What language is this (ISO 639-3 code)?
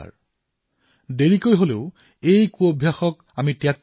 asm